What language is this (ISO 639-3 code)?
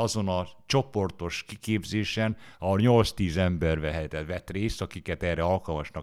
hun